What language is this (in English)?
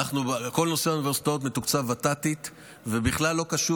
Hebrew